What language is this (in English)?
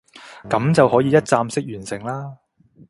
Cantonese